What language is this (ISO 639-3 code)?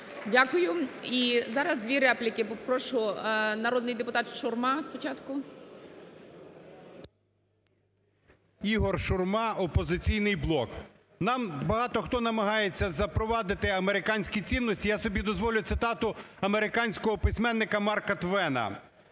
ukr